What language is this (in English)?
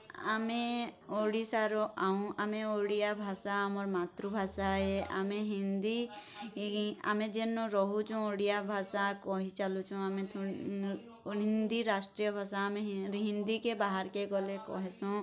Odia